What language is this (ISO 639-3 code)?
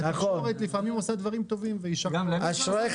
heb